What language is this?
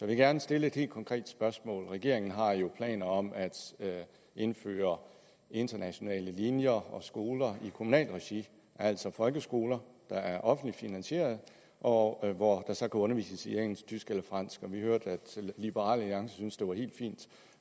Danish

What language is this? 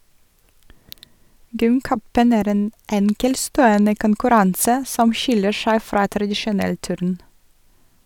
Norwegian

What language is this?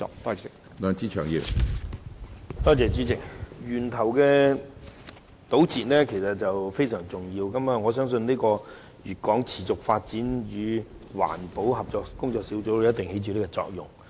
Cantonese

